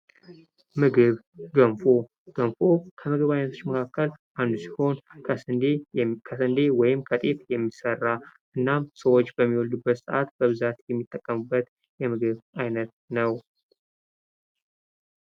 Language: Amharic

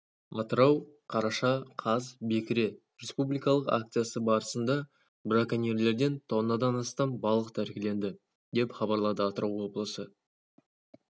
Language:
Kazakh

